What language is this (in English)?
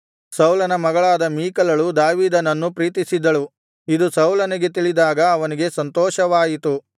Kannada